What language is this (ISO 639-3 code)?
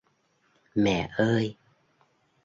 vie